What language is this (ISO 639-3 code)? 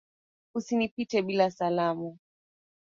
swa